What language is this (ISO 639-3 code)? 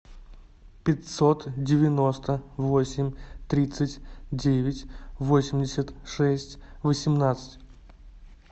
rus